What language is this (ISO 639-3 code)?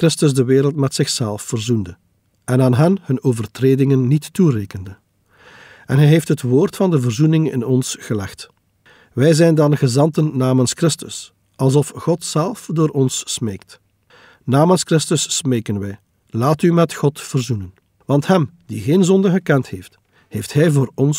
nld